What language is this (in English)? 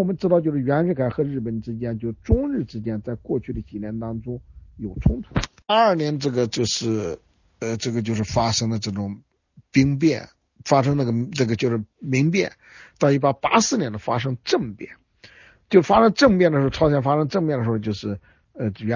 Chinese